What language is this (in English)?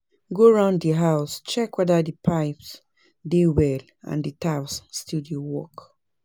Nigerian Pidgin